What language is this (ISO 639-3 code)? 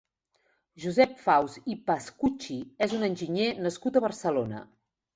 cat